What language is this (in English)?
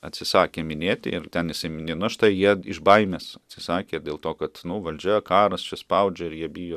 Lithuanian